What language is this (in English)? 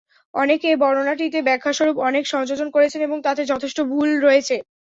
Bangla